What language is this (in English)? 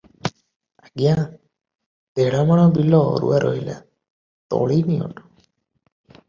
Odia